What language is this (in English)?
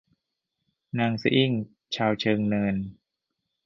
Thai